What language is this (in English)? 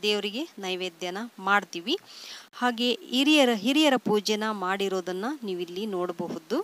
Kannada